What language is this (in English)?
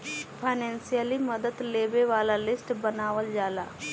Bhojpuri